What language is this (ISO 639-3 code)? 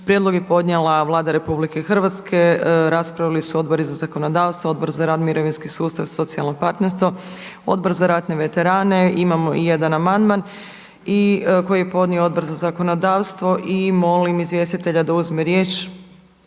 hrv